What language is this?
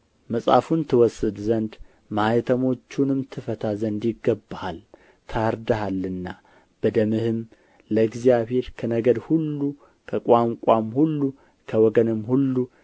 Amharic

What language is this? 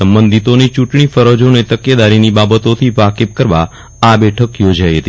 Gujarati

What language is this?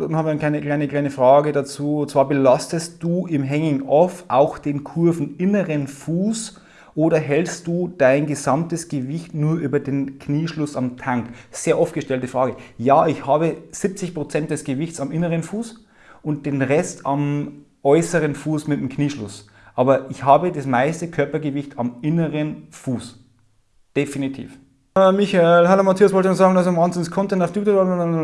German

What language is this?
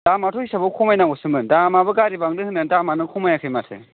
Bodo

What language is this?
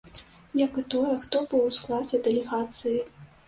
Belarusian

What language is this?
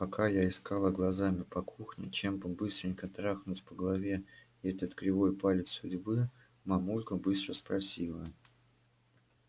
Russian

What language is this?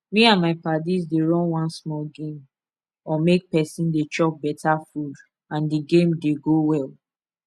Nigerian Pidgin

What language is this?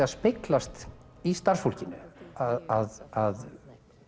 Icelandic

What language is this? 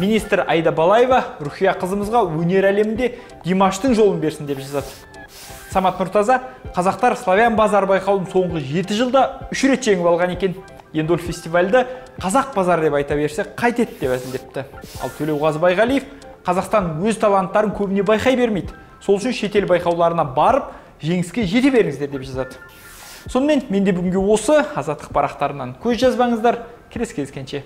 Russian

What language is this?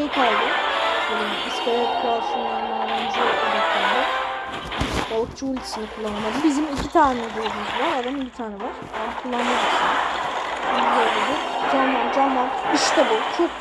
Turkish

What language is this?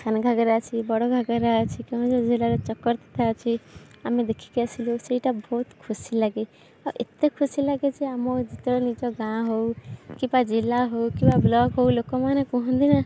Odia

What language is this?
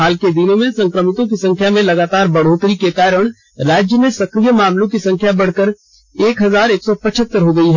Hindi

